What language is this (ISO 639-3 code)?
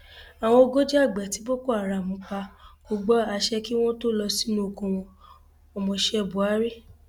yor